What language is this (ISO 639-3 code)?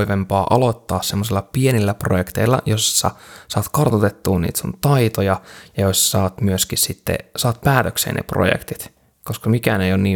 fin